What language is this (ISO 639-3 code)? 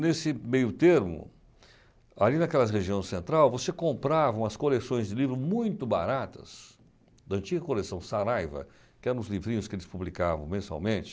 por